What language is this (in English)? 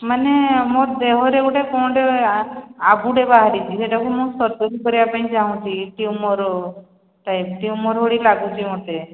Odia